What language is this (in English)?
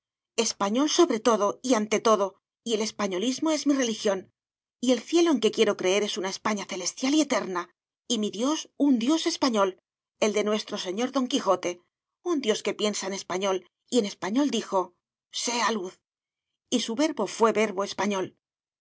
Spanish